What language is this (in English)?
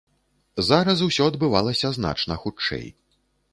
Belarusian